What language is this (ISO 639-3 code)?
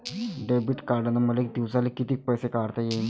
mar